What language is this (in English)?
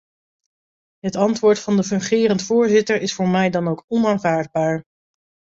Dutch